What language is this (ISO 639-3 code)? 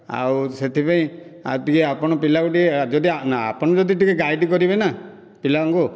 ori